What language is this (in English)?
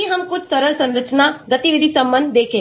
Hindi